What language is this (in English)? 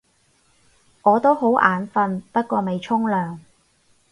Cantonese